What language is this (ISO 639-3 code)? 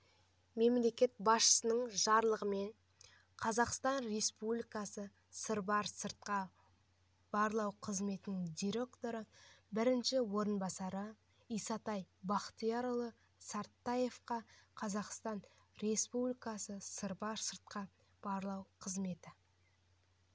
kaz